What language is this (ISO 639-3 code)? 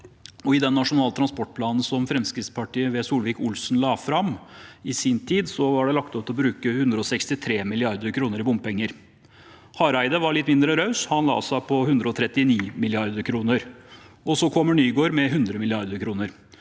nor